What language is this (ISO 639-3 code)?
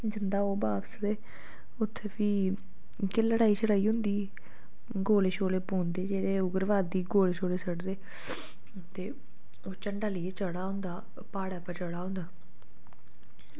doi